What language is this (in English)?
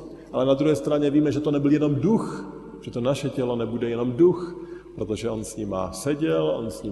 Czech